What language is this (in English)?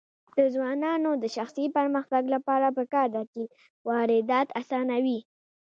Pashto